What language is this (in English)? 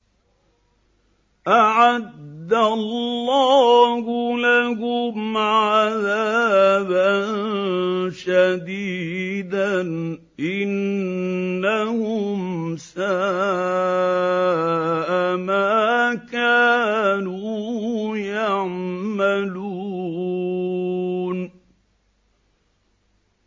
Arabic